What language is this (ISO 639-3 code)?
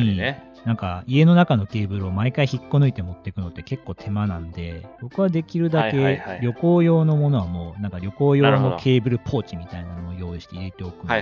jpn